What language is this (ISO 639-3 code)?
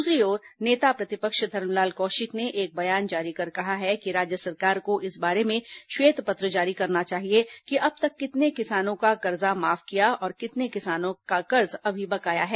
hin